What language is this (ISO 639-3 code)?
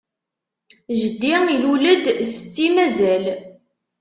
kab